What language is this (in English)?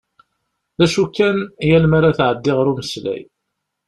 Kabyle